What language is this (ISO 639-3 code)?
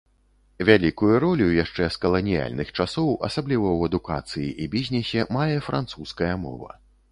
bel